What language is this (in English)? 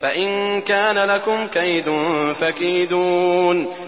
Arabic